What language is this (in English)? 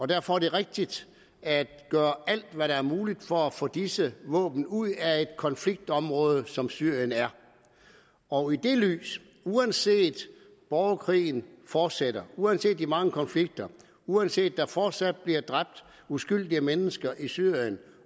Danish